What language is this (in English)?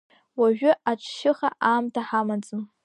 Abkhazian